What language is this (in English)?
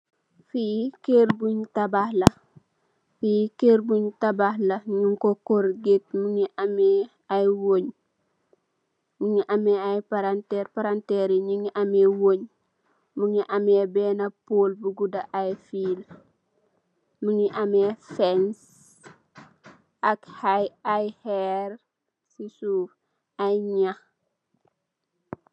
Wolof